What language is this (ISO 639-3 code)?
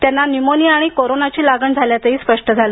mar